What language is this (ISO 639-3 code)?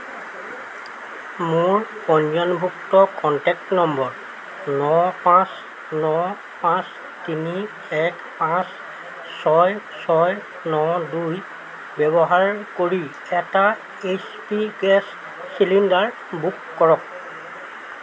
asm